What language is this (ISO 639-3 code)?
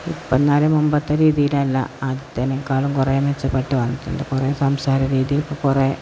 mal